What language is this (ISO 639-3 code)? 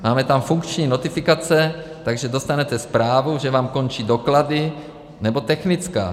ces